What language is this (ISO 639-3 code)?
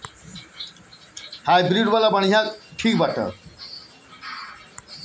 bho